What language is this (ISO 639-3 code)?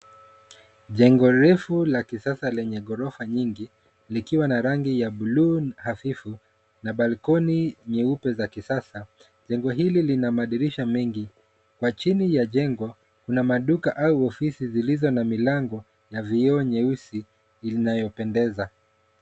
swa